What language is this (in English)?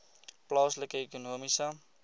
Afrikaans